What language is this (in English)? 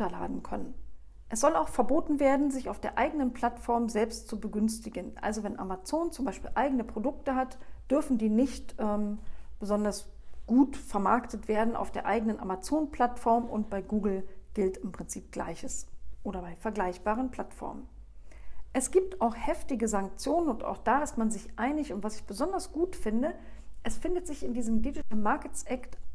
German